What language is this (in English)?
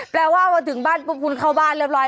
Thai